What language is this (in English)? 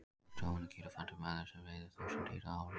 Icelandic